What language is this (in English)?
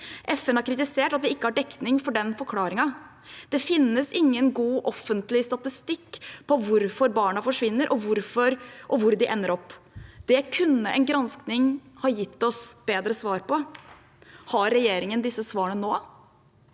Norwegian